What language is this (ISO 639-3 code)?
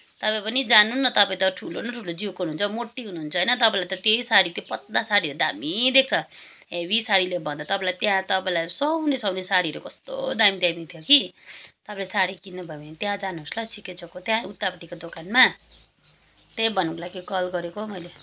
nep